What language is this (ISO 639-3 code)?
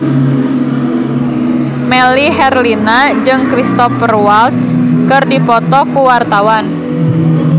sun